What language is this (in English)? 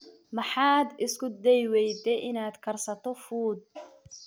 Somali